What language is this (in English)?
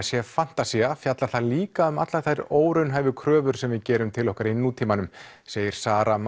Icelandic